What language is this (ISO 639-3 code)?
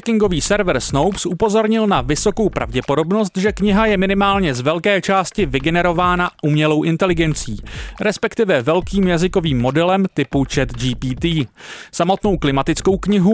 ces